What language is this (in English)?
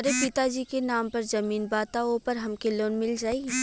Bhojpuri